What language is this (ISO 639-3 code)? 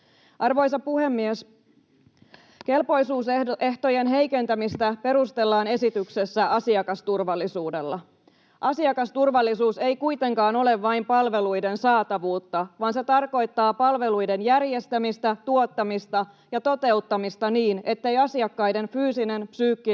fin